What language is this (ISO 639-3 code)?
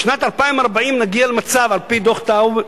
heb